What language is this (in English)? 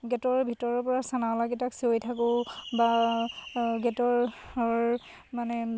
Assamese